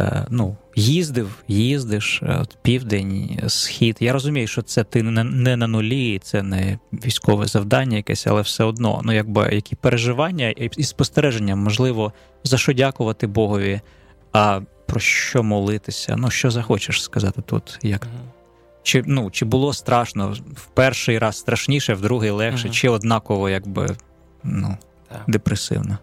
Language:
Ukrainian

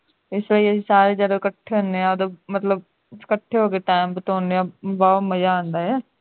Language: Punjabi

